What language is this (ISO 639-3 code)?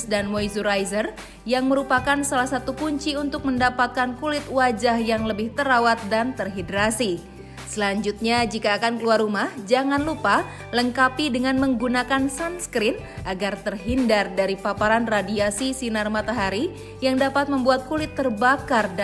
ind